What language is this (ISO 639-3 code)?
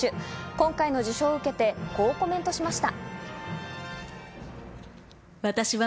jpn